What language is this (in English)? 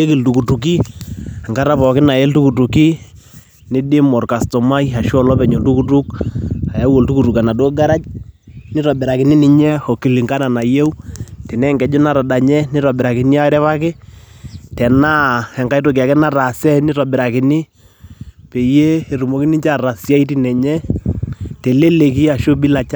Masai